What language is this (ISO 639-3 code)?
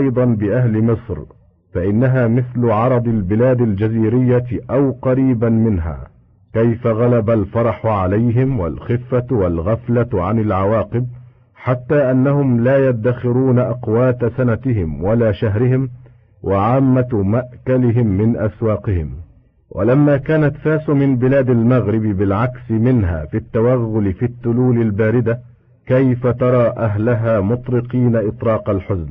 ara